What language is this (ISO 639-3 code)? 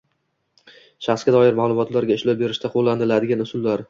uzb